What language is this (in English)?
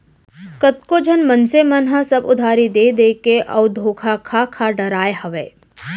Chhattisgarhi